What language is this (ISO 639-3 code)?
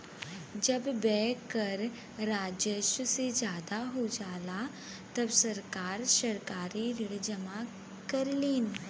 bho